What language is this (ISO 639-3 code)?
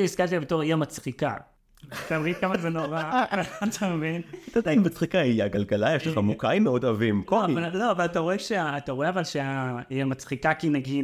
heb